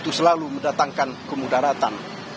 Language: Indonesian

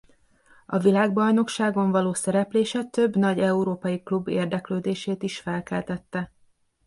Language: Hungarian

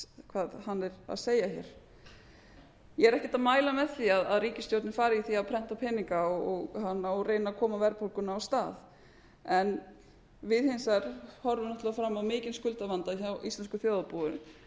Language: Icelandic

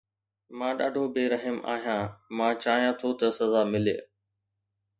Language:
Sindhi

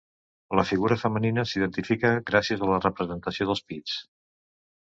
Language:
Catalan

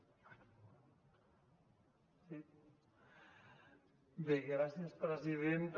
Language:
Catalan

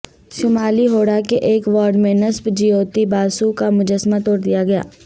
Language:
Urdu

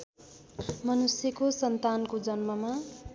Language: Nepali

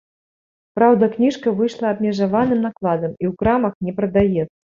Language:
Belarusian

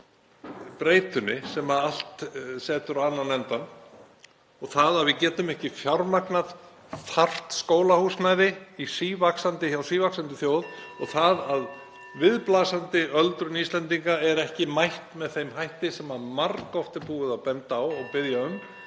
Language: Icelandic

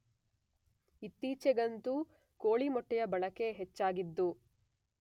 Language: Kannada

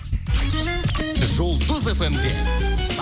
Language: Kazakh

